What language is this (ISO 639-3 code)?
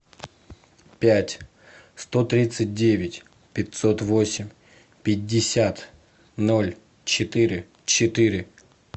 rus